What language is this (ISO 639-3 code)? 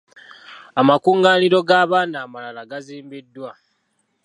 lug